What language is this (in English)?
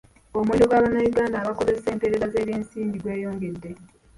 Ganda